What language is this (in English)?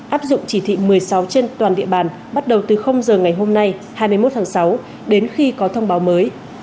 Vietnamese